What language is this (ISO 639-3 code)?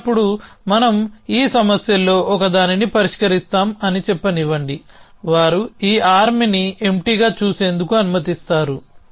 tel